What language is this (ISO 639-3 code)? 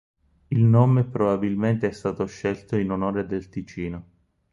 ita